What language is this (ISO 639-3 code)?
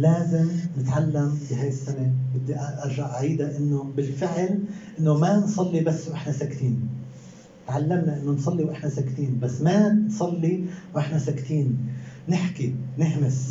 ara